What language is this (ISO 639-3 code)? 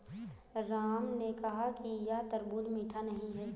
hin